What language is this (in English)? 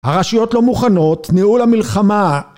Hebrew